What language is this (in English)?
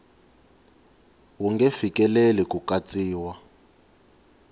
Tsonga